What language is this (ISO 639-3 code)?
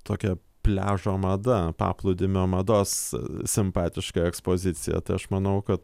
lit